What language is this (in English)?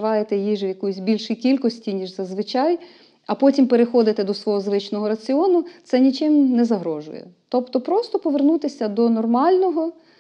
Ukrainian